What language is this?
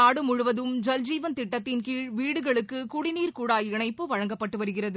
Tamil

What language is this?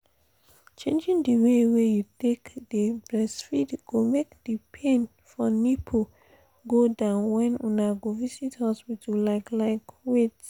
Nigerian Pidgin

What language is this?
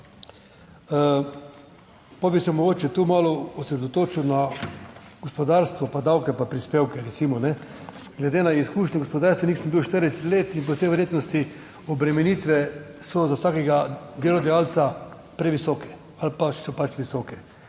Slovenian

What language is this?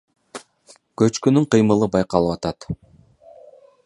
Kyrgyz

